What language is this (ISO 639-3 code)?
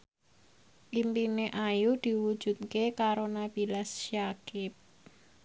jav